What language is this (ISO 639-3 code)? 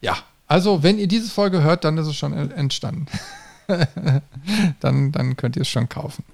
deu